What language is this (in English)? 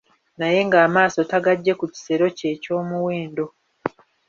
Ganda